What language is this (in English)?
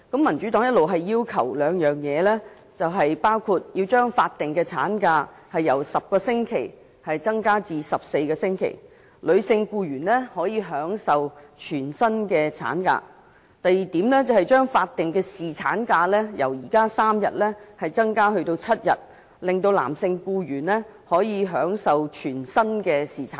Cantonese